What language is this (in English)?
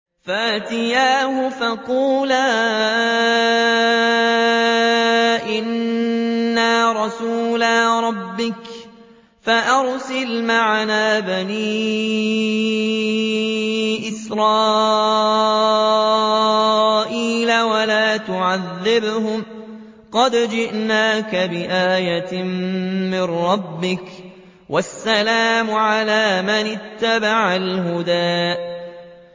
Arabic